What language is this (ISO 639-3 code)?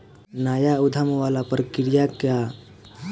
bho